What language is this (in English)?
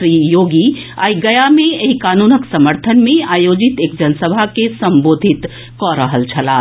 Maithili